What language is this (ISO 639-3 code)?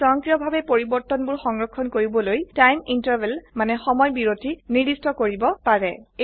asm